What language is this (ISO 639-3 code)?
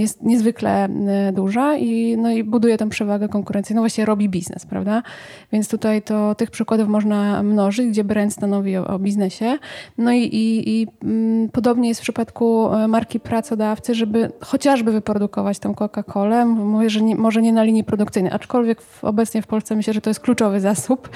pol